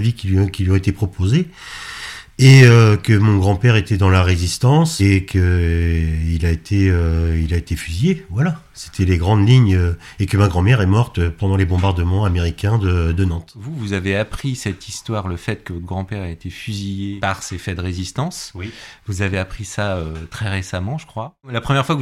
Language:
French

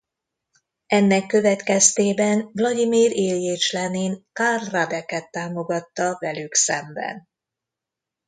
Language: Hungarian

